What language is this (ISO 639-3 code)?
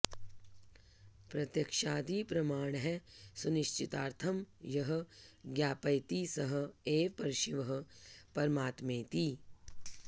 san